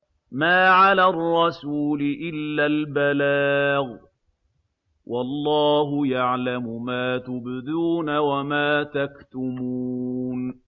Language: Arabic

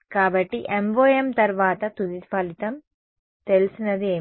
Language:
Telugu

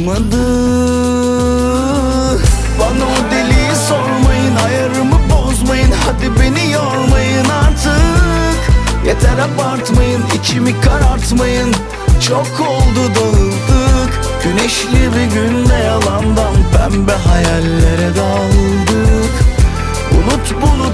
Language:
Turkish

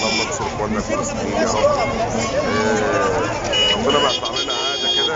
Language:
Arabic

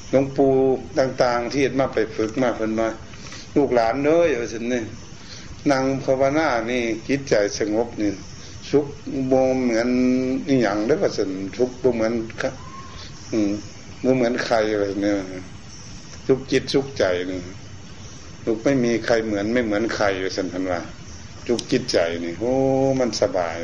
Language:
Thai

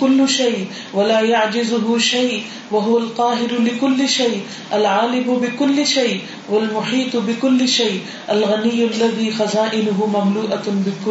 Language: Urdu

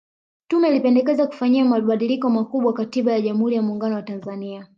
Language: Swahili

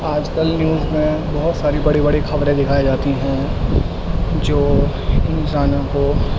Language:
Urdu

